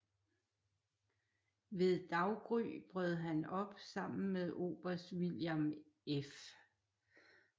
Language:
Danish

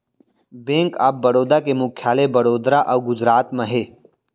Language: Chhattisgarhi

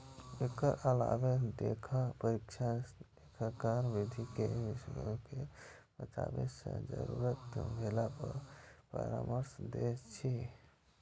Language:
Maithili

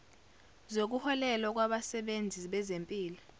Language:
Zulu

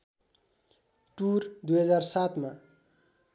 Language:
Nepali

